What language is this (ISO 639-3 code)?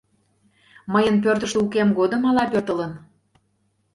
chm